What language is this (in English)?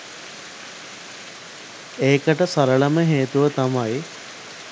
Sinhala